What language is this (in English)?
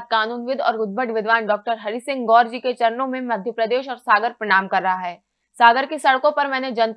Hindi